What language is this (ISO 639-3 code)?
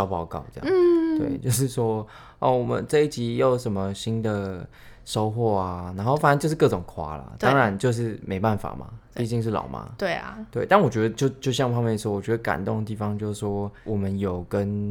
zho